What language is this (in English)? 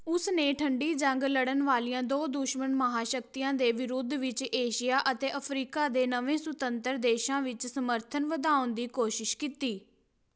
Punjabi